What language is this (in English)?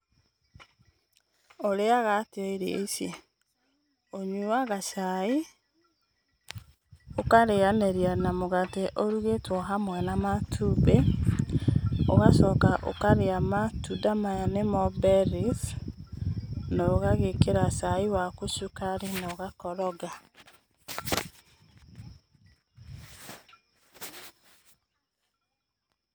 Kikuyu